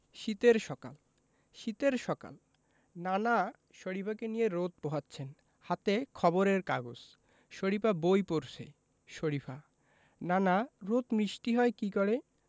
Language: Bangla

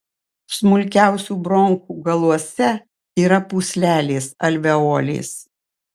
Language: Lithuanian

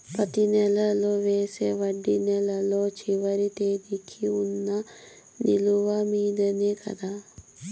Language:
Telugu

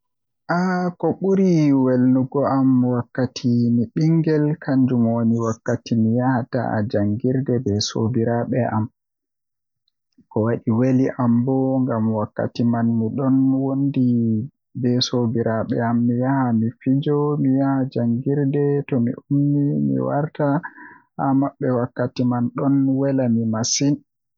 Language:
Western Niger Fulfulde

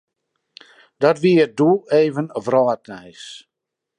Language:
Western Frisian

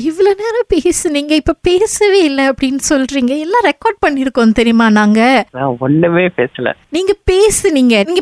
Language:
Tamil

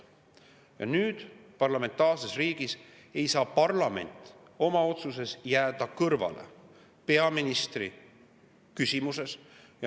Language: Estonian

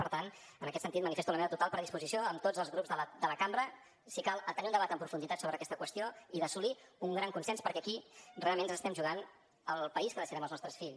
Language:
Catalan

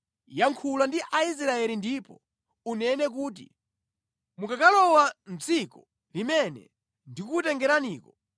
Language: Nyanja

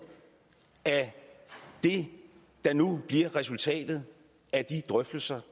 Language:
Danish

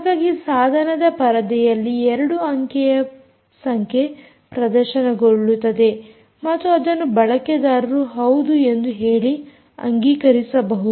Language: Kannada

